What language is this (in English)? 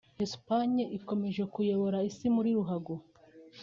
Kinyarwanda